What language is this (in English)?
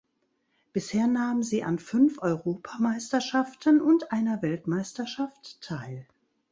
German